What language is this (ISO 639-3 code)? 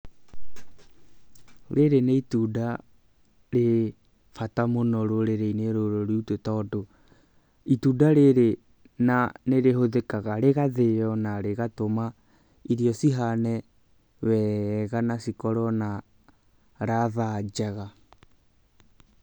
kik